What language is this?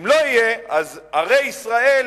Hebrew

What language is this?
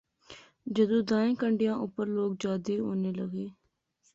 Pahari-Potwari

